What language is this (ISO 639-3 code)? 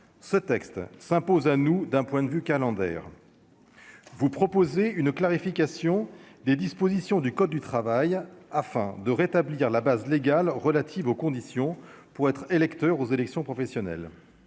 fra